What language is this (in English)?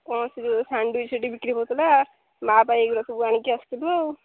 Odia